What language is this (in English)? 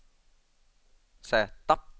Swedish